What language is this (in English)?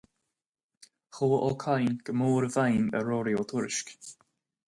Irish